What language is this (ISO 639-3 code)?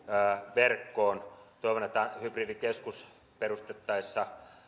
fin